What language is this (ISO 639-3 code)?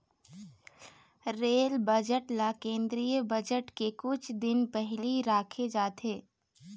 hne